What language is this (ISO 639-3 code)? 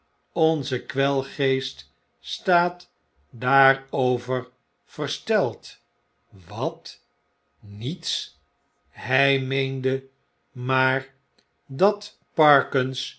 nld